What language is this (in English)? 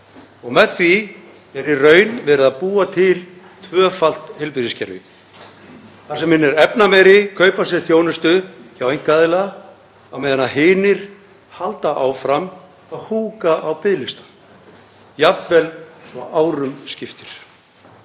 Icelandic